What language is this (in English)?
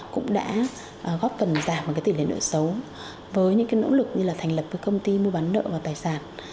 Vietnamese